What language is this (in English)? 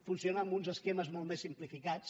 Catalan